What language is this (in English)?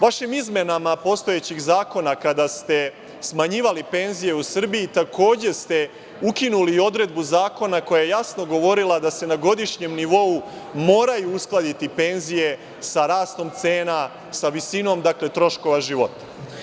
Serbian